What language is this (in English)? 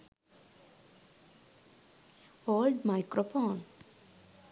Sinhala